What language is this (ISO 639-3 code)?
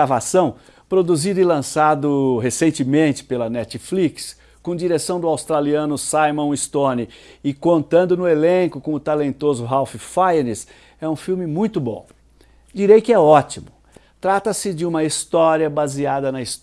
por